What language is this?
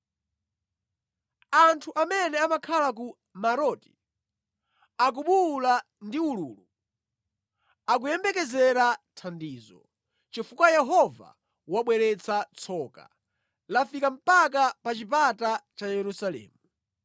Nyanja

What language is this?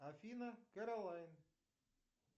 Russian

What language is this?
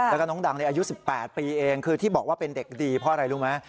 Thai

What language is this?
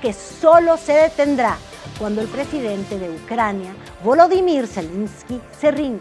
Spanish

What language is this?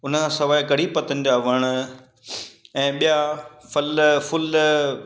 Sindhi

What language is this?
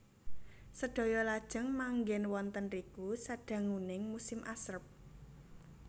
Javanese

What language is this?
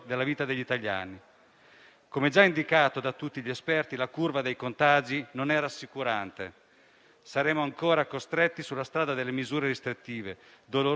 Italian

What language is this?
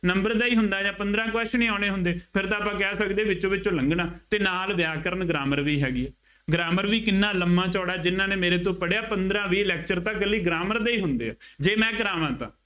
Punjabi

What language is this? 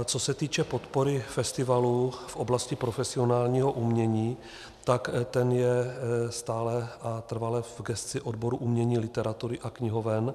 Czech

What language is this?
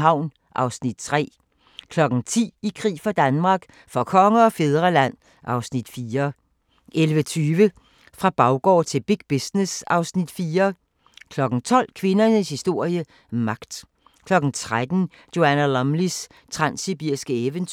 Danish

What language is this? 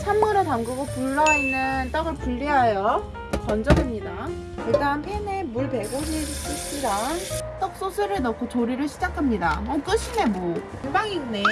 Korean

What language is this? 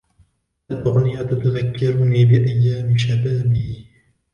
Arabic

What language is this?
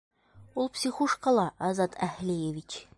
Bashkir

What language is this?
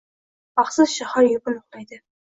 Uzbek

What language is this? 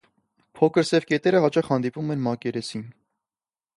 Armenian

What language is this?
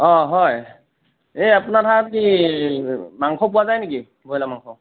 Assamese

